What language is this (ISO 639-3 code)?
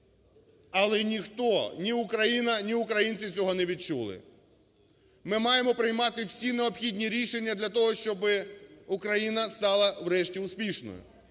ukr